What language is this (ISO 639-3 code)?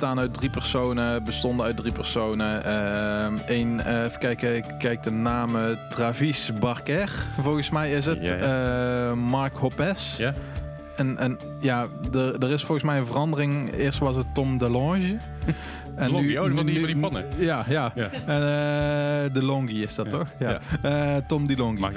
nld